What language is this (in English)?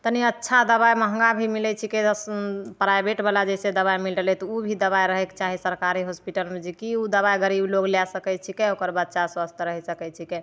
Maithili